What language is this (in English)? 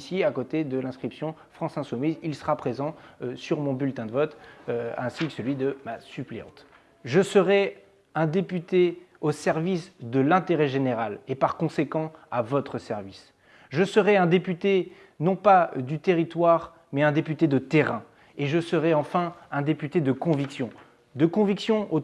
French